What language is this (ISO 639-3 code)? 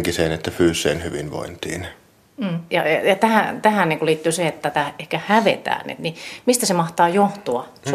fin